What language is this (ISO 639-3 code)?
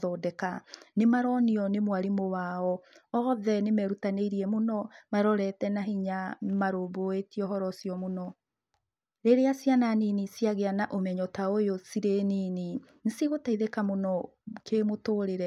kik